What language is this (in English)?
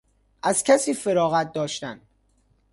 Persian